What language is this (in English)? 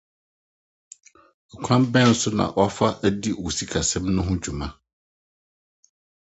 Akan